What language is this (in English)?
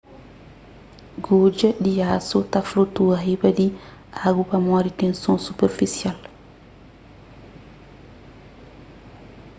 Kabuverdianu